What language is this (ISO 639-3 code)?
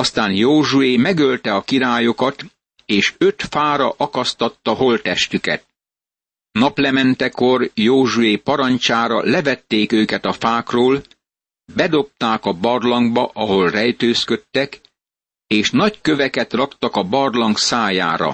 hun